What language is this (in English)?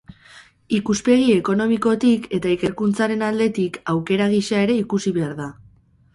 Basque